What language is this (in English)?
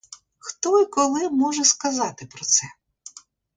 Ukrainian